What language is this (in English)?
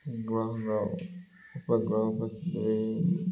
Odia